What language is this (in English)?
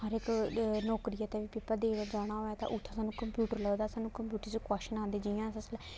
Dogri